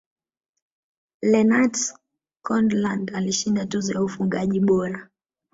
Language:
Swahili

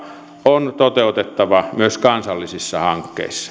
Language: Finnish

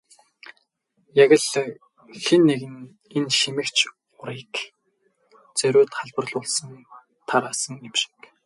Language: Mongolian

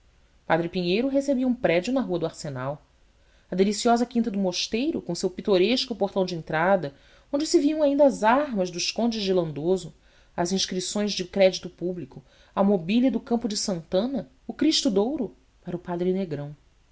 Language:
Portuguese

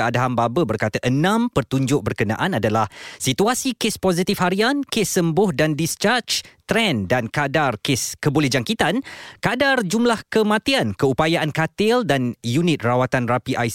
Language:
Malay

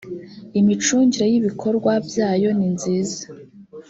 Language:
Kinyarwanda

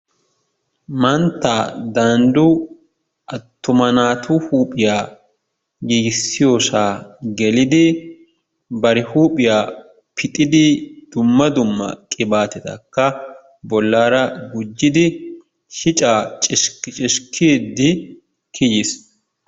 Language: Wolaytta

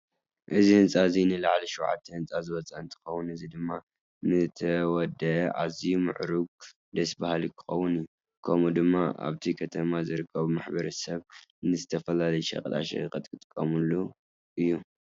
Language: Tigrinya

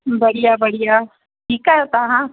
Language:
Sindhi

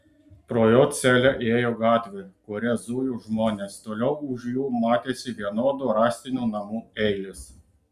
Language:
Lithuanian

